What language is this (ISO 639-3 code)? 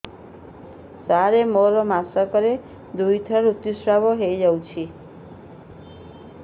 ori